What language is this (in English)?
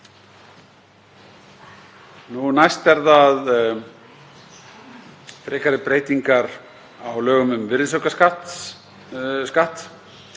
Icelandic